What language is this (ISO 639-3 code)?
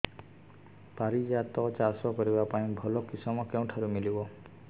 ori